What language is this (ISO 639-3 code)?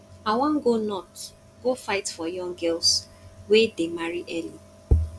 pcm